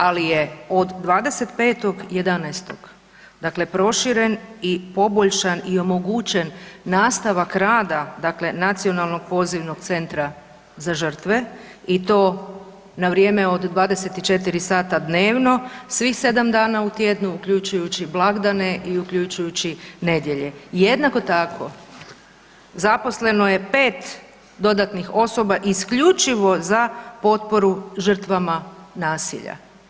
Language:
Croatian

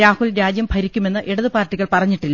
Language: Malayalam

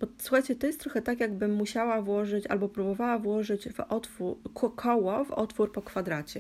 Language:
Polish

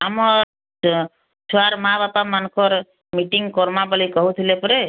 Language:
Odia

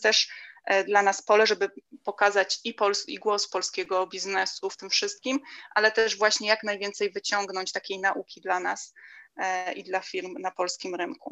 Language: Polish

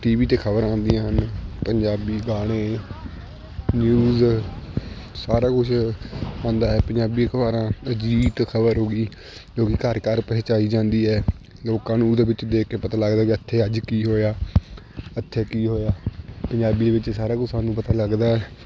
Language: Punjabi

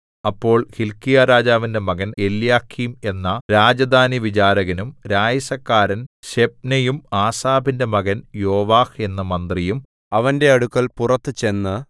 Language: Malayalam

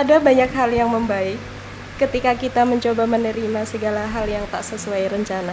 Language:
Indonesian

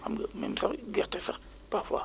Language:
Wolof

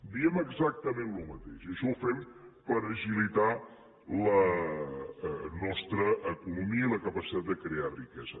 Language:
Catalan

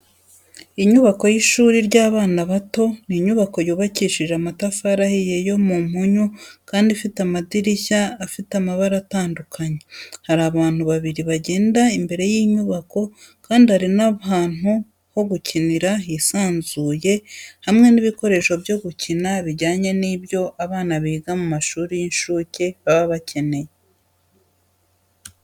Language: Kinyarwanda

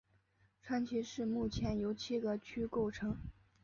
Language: Chinese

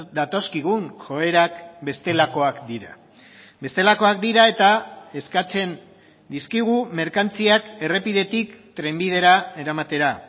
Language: Basque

